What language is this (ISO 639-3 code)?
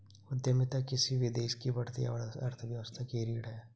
hin